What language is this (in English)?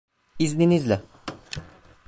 Turkish